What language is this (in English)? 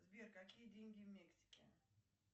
Russian